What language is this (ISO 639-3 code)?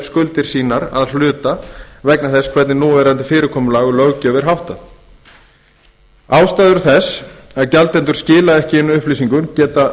isl